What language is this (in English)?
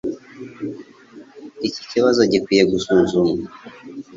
Kinyarwanda